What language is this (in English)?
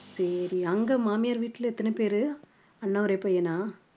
Tamil